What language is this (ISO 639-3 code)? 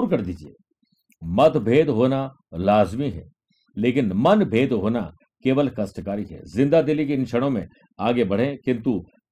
hin